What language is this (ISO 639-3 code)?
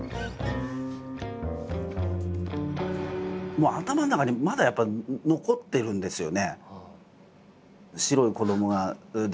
jpn